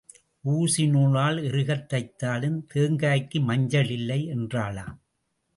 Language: Tamil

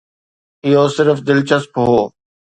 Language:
Sindhi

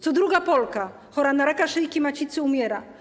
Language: Polish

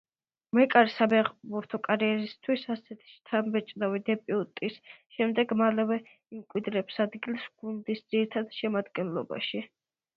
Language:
Georgian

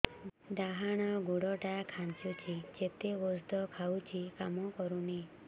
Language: Odia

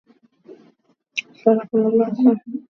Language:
Swahili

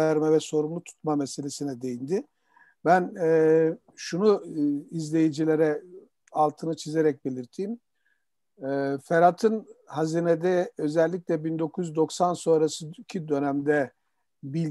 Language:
Turkish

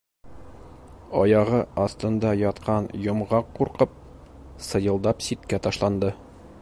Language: Bashkir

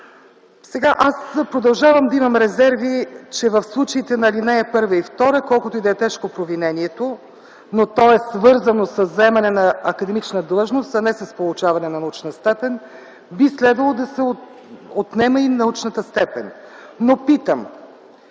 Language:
Bulgarian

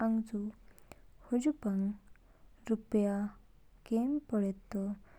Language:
Kinnauri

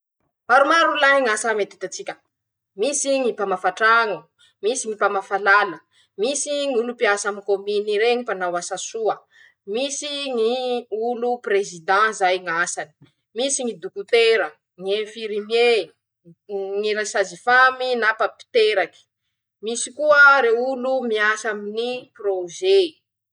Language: Masikoro Malagasy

